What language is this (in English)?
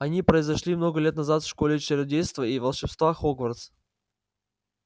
Russian